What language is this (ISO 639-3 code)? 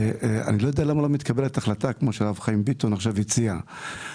heb